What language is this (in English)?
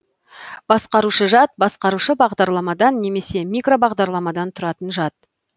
Kazakh